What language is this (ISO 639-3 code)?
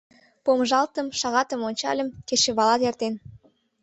chm